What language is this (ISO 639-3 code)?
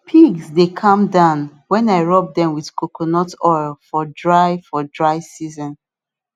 pcm